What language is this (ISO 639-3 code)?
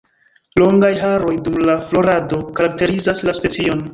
epo